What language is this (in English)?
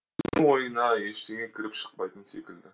Kazakh